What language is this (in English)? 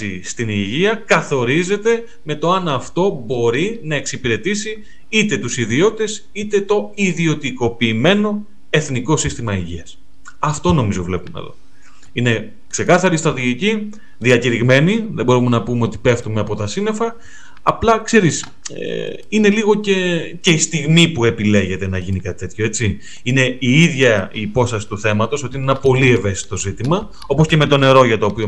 Greek